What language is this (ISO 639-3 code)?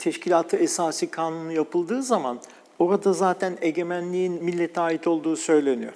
tur